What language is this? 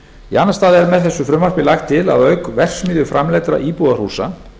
Icelandic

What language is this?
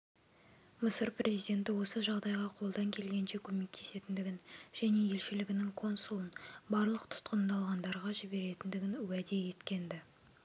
Kazakh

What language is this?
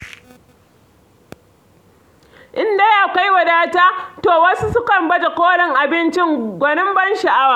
Hausa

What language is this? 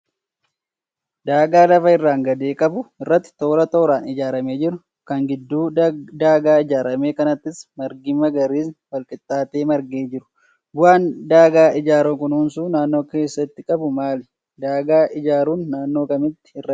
Oromo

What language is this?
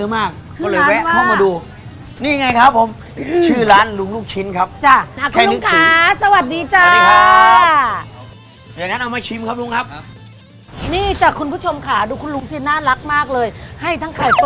Thai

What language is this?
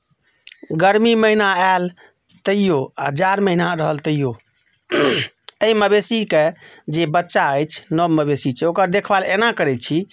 Maithili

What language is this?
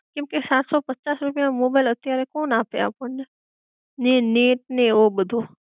Gujarati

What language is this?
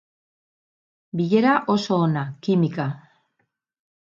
Basque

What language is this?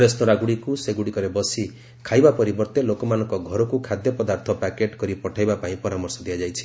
Odia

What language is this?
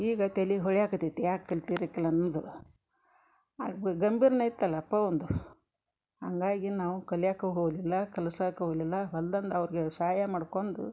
Kannada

